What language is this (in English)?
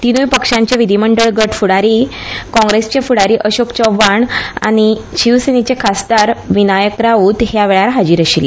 Konkani